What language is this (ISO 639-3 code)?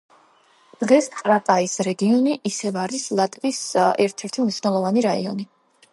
kat